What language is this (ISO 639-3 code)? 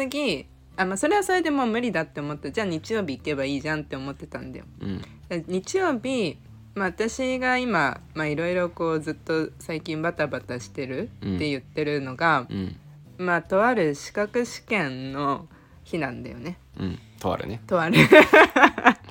jpn